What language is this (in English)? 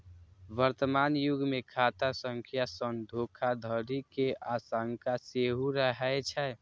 Maithili